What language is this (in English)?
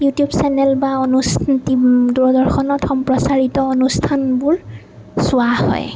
Assamese